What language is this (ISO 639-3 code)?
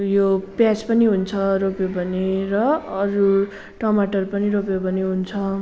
nep